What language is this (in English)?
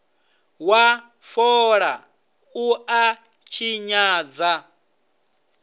Venda